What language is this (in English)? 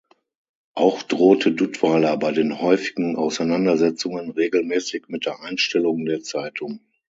German